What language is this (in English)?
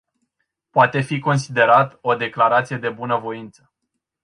Romanian